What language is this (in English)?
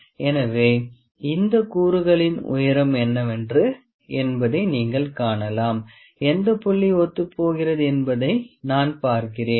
Tamil